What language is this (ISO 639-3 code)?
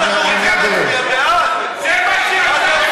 heb